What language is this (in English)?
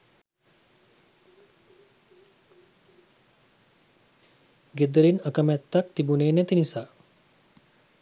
Sinhala